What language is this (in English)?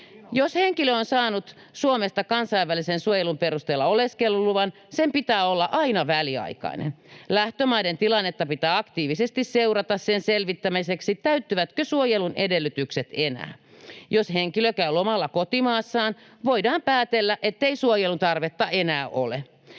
Finnish